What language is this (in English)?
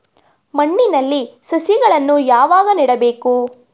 Kannada